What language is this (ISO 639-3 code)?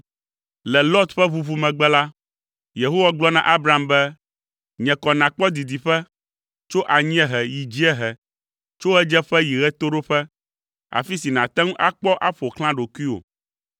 ewe